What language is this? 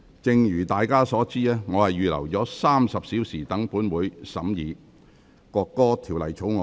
Cantonese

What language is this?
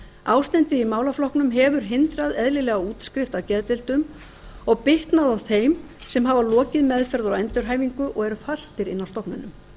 Icelandic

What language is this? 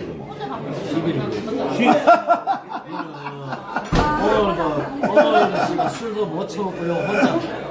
Korean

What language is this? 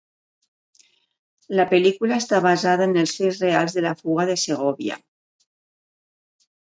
Catalan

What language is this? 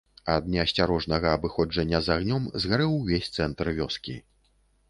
Belarusian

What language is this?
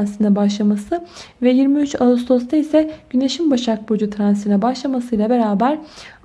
Turkish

